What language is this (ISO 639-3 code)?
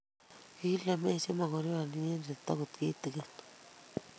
kln